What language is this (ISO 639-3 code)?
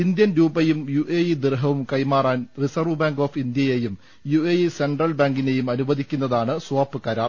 mal